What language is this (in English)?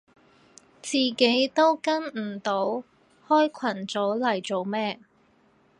Cantonese